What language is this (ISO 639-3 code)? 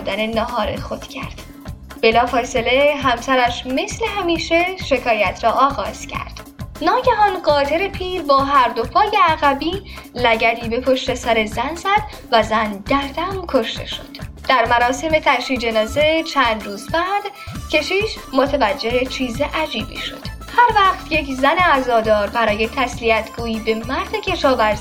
fas